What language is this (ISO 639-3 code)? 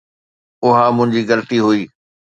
snd